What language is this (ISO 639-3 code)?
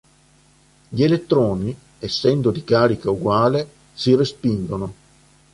ita